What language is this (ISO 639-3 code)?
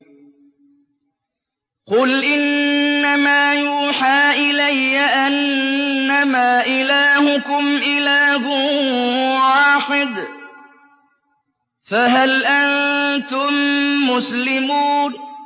ara